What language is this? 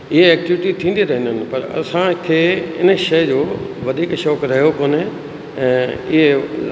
Sindhi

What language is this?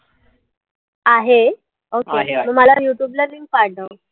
Marathi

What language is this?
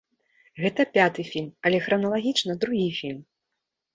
Belarusian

